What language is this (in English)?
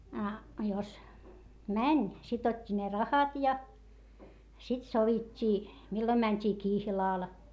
Finnish